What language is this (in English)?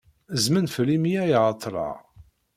Kabyle